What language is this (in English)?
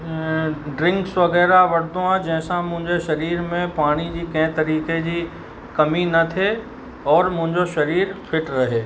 Sindhi